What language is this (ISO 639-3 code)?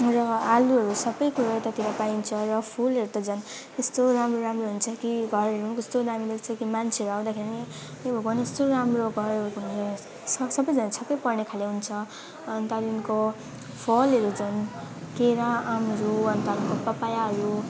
nep